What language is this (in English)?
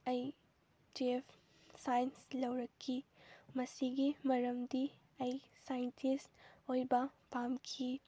Manipuri